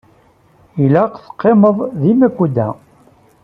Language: Kabyle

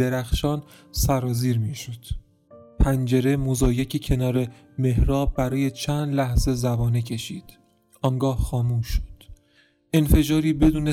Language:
Persian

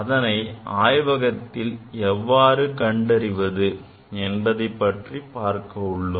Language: Tamil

